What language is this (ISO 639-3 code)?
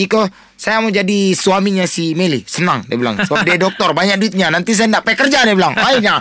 msa